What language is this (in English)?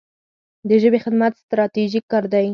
Pashto